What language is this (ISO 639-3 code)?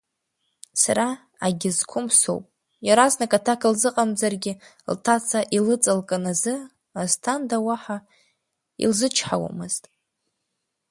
abk